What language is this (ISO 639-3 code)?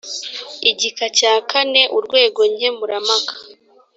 kin